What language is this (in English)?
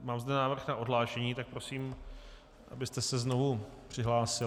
Czech